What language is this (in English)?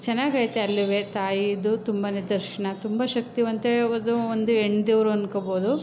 Kannada